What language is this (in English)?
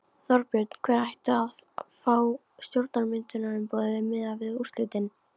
Icelandic